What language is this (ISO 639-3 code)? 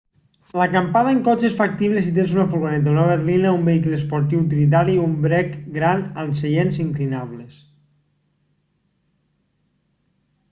cat